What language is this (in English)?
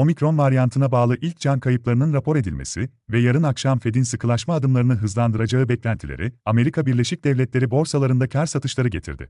Turkish